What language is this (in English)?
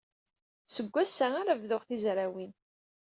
Kabyle